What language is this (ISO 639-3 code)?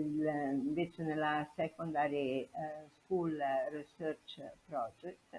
ita